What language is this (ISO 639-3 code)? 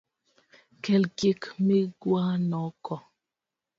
luo